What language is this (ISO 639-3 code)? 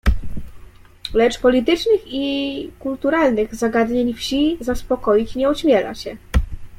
pol